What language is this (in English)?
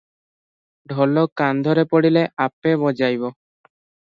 Odia